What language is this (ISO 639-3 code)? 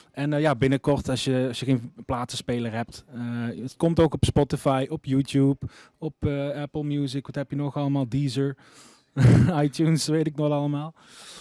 nld